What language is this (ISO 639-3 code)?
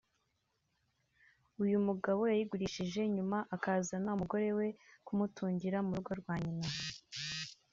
kin